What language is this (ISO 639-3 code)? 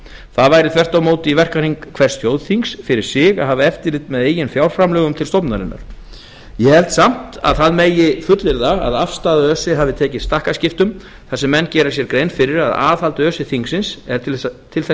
isl